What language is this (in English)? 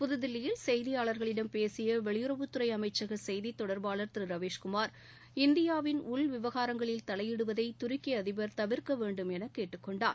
Tamil